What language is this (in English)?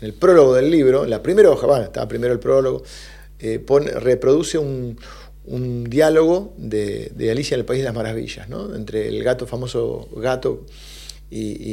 Spanish